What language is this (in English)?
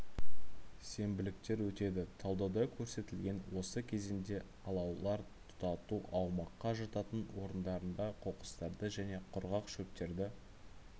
Kazakh